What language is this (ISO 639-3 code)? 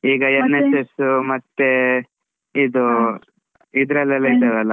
kan